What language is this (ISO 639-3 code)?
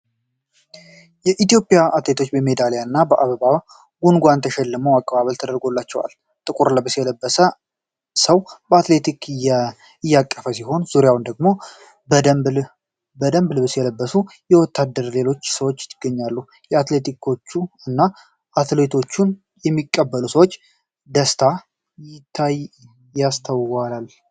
amh